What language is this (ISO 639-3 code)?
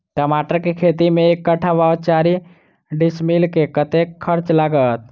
mai